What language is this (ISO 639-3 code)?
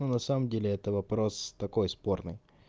rus